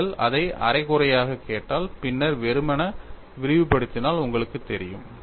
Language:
Tamil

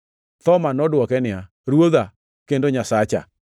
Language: Luo (Kenya and Tanzania)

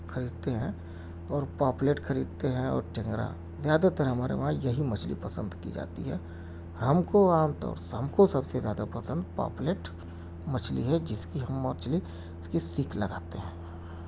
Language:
Urdu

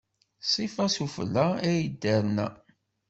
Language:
Kabyle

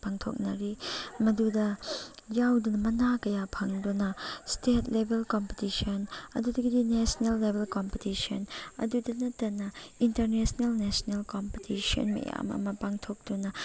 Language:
Manipuri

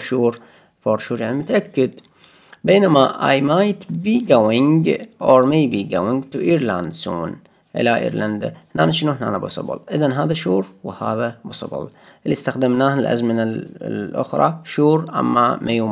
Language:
Arabic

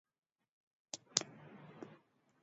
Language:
Swahili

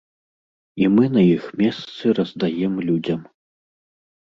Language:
Belarusian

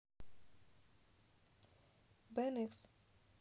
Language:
Russian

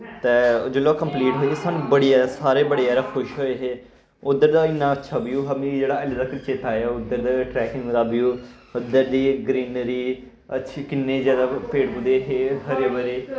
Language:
Dogri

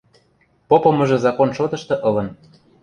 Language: Western Mari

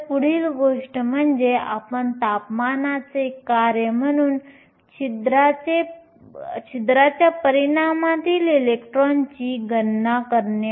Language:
Marathi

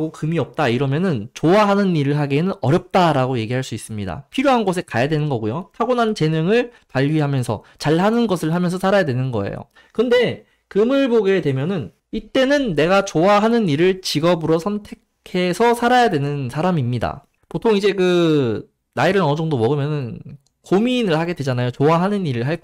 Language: Korean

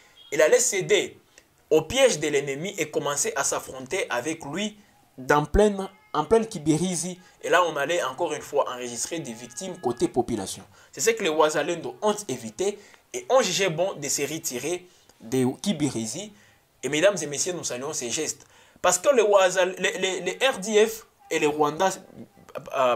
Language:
French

